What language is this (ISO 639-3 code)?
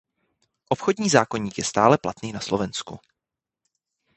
ces